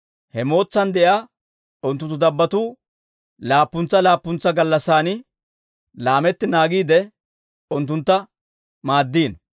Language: Dawro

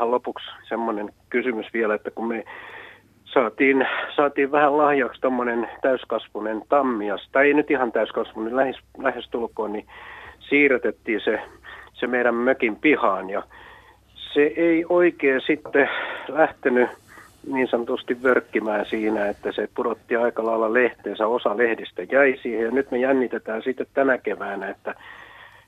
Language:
Finnish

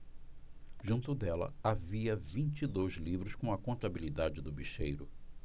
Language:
Portuguese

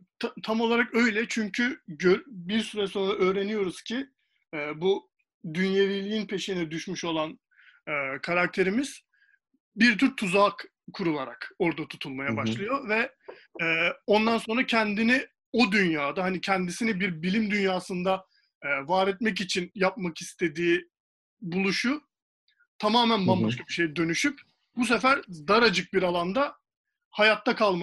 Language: Turkish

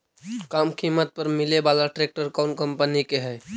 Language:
Magahi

